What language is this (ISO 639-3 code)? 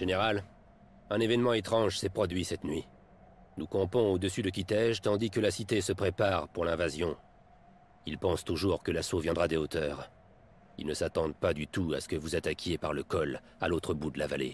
fra